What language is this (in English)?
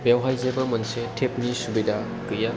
Bodo